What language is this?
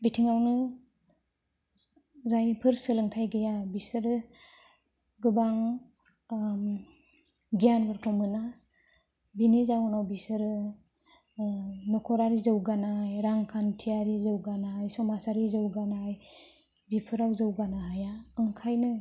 Bodo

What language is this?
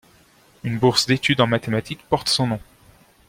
French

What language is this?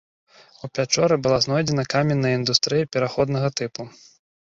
Belarusian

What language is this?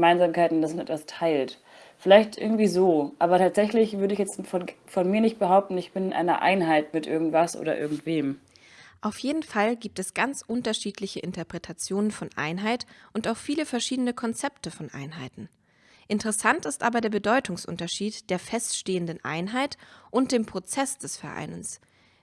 German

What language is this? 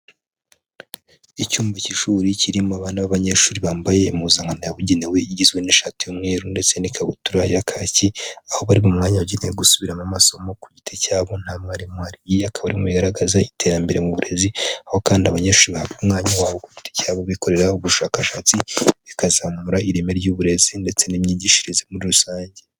Kinyarwanda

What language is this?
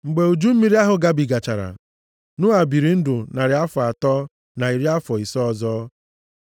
Igbo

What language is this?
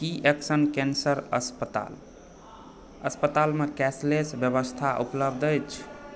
Maithili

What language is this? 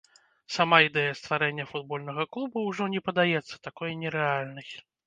Belarusian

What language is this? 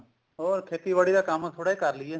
Punjabi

